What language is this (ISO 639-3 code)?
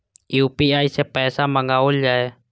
mai